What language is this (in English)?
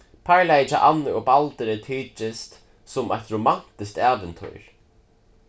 Faroese